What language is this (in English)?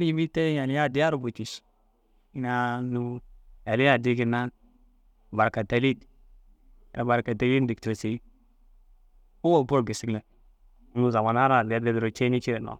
Dazaga